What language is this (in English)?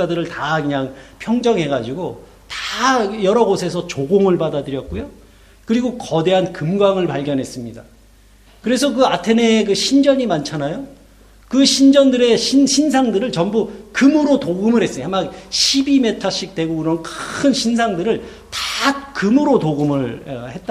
Korean